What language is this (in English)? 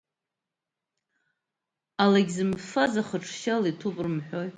Abkhazian